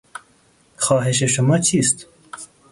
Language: Persian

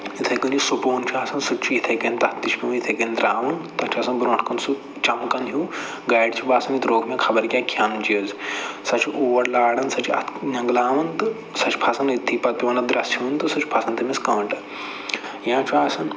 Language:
Kashmiri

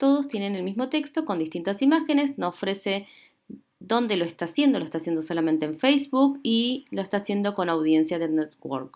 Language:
Spanish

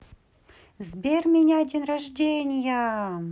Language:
Russian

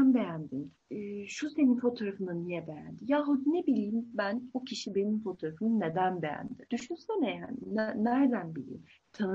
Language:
Turkish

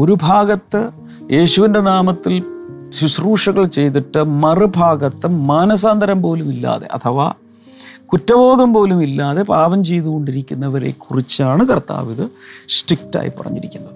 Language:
Malayalam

